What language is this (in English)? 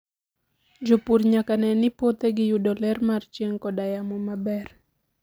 Luo (Kenya and Tanzania)